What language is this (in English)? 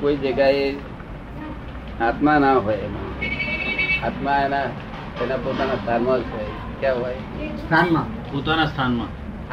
Gujarati